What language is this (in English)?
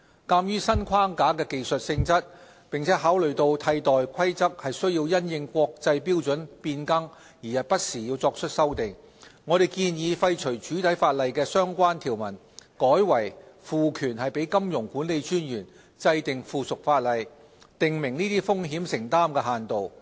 Cantonese